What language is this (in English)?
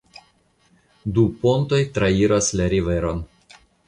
Esperanto